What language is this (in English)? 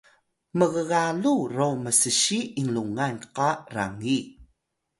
Atayal